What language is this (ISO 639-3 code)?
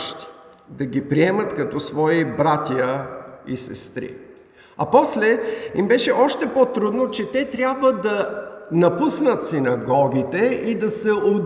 bul